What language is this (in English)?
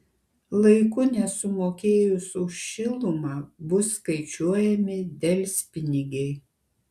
Lithuanian